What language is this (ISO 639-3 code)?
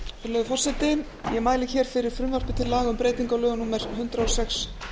isl